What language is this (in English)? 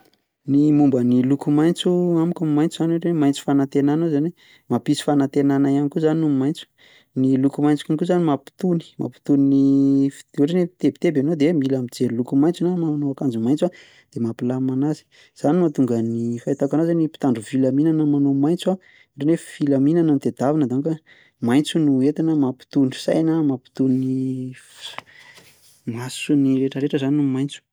Malagasy